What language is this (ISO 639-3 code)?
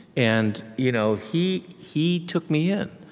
eng